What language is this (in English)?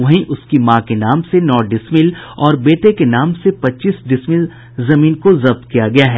Hindi